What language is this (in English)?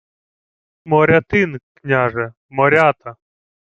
Ukrainian